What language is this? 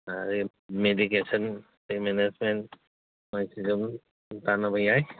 Manipuri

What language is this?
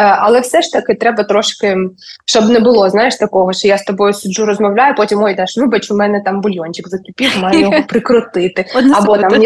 Ukrainian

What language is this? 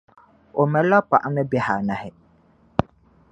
Dagbani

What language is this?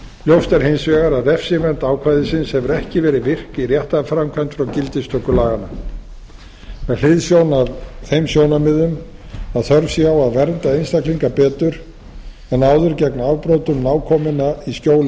Icelandic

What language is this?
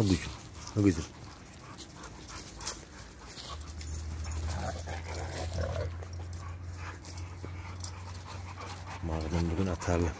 Turkish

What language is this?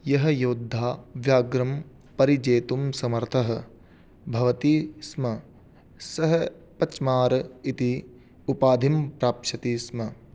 Sanskrit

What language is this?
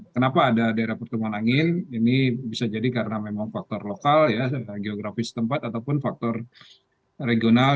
Indonesian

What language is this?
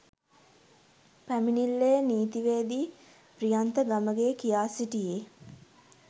Sinhala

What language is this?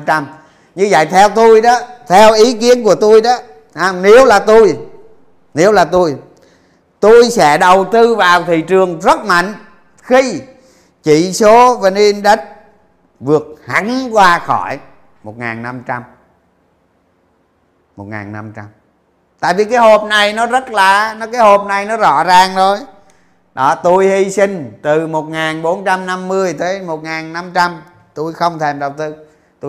Vietnamese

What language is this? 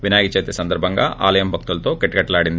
Telugu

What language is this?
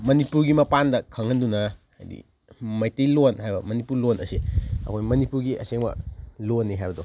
Manipuri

